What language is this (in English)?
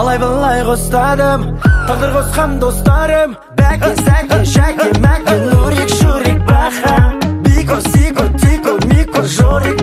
Turkish